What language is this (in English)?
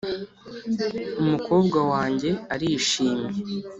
Kinyarwanda